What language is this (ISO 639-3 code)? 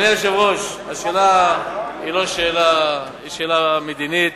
heb